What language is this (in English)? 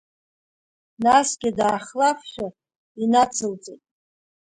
Abkhazian